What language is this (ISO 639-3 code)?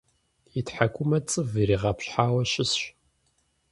kbd